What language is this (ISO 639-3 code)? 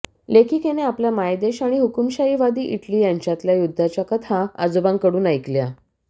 mar